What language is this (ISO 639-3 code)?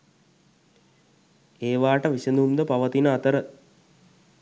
sin